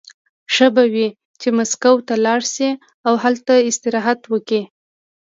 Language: Pashto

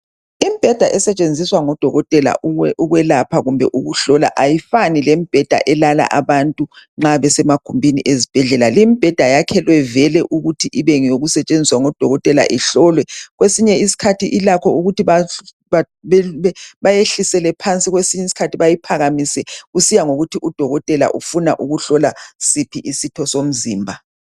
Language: North Ndebele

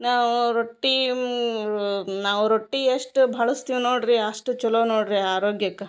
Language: Kannada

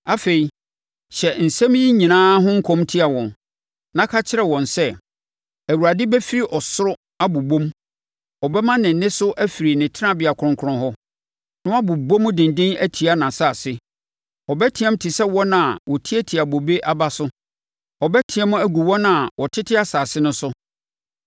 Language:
Akan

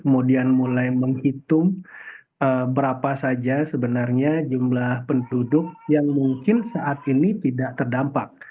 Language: Indonesian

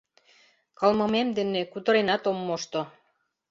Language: Mari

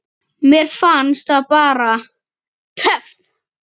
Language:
Icelandic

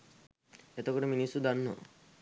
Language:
Sinhala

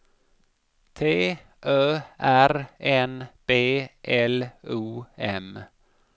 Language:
Swedish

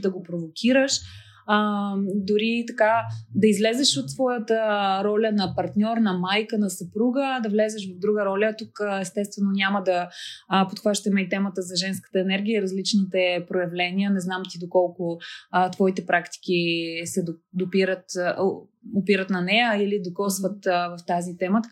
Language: Bulgarian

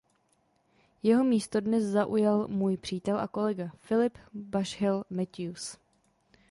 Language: Czech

